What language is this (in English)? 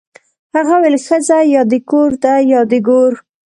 Pashto